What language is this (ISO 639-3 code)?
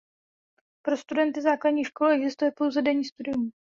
ces